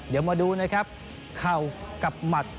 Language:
Thai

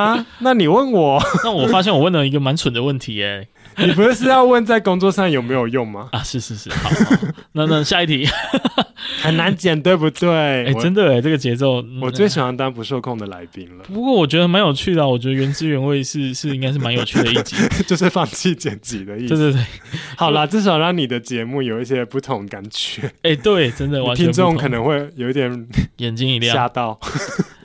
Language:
Chinese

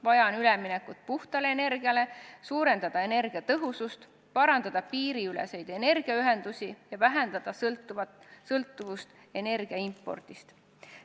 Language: Estonian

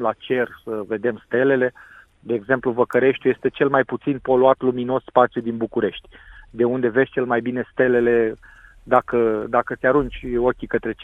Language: Romanian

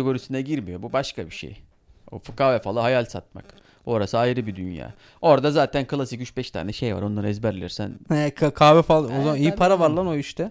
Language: Turkish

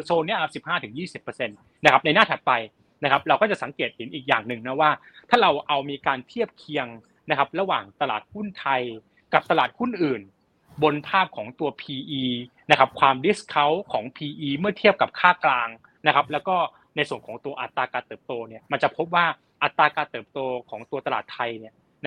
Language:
Thai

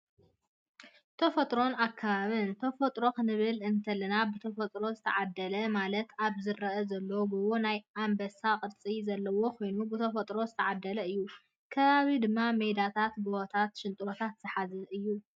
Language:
Tigrinya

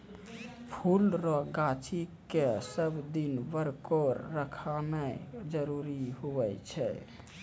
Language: Maithili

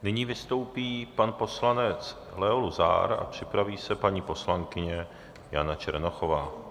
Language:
Czech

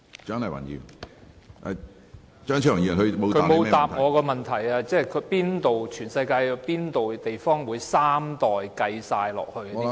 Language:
Cantonese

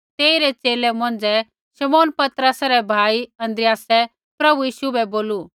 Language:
Kullu Pahari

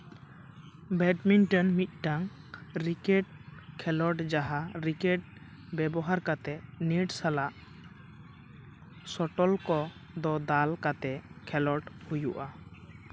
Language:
Santali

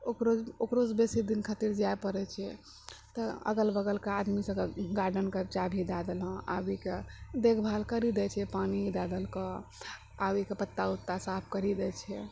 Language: Maithili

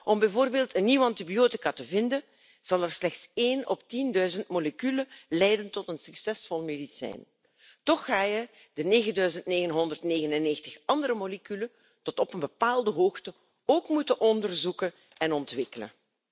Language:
Dutch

